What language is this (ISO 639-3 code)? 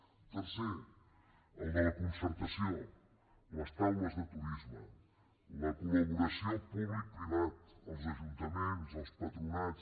cat